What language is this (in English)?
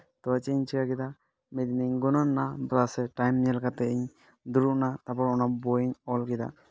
Santali